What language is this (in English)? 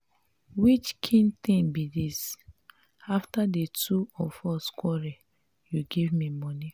Nigerian Pidgin